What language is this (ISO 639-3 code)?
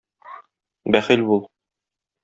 tat